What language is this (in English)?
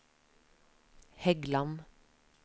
Norwegian